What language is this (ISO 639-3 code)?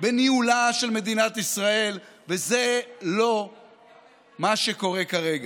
heb